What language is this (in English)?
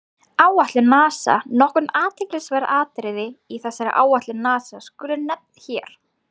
Icelandic